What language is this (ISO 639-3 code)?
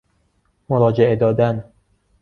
fas